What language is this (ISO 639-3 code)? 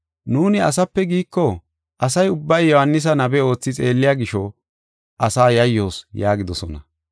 gof